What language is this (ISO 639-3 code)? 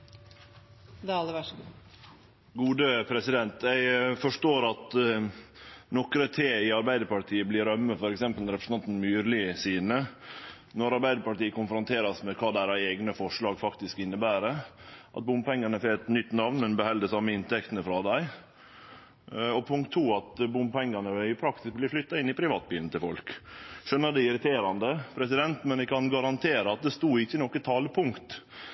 nno